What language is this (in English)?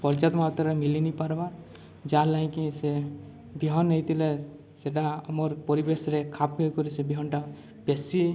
Odia